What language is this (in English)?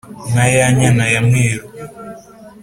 Kinyarwanda